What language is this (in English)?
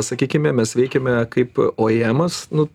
Lithuanian